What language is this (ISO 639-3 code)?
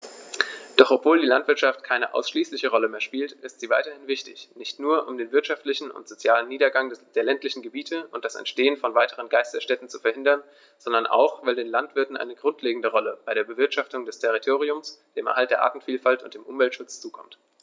deu